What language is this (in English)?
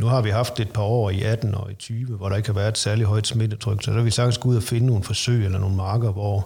Danish